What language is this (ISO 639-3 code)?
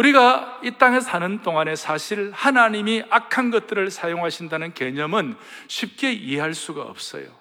kor